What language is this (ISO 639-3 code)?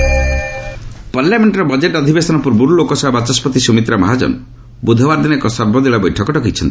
ori